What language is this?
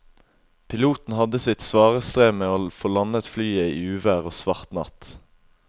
Norwegian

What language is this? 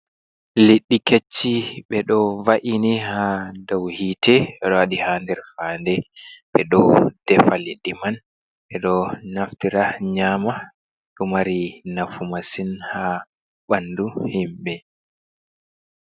Fula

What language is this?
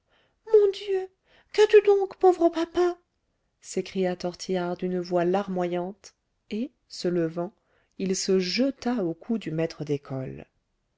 French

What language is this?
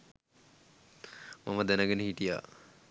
Sinhala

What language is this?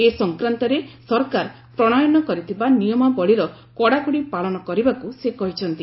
Odia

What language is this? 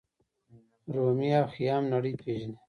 Pashto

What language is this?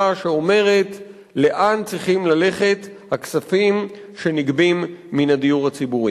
Hebrew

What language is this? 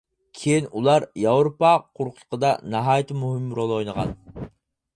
Uyghur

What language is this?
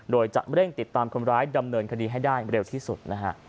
Thai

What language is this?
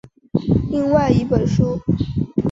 Chinese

